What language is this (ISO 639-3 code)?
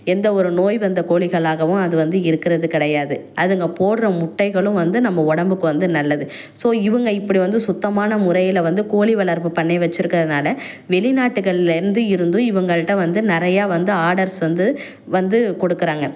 tam